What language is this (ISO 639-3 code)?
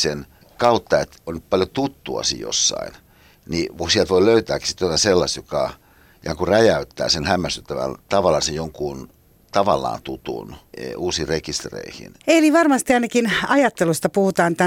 fin